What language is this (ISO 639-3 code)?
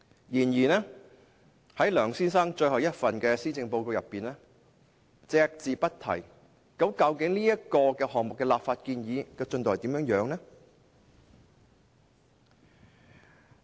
yue